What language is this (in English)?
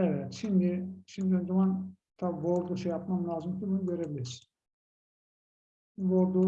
Turkish